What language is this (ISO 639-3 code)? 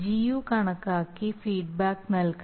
mal